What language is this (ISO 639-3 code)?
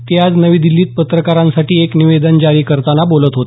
mar